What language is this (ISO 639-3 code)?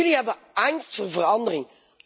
nld